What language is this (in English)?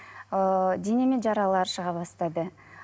Kazakh